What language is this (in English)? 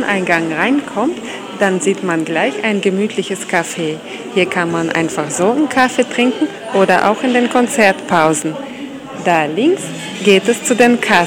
German